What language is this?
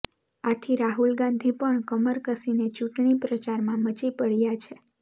Gujarati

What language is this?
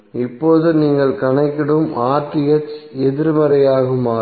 Tamil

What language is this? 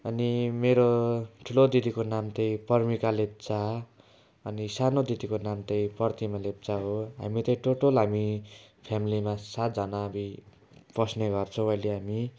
Nepali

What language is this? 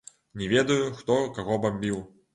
Belarusian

